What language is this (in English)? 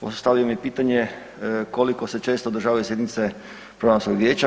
Croatian